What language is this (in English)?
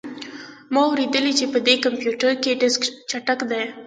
Pashto